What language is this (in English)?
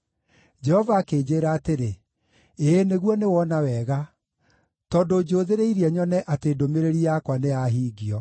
Kikuyu